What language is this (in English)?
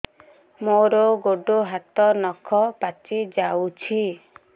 Odia